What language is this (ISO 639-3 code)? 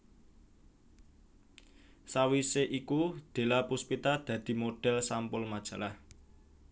jav